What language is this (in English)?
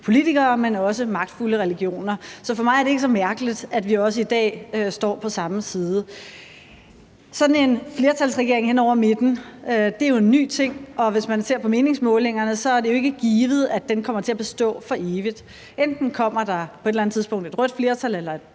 Danish